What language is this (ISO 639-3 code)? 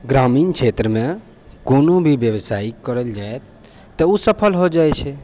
mai